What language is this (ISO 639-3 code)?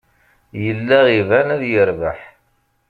kab